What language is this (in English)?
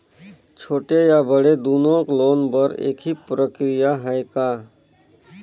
Chhattisgarhi